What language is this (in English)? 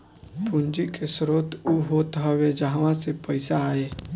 Bhojpuri